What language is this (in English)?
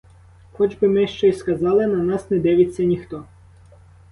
Ukrainian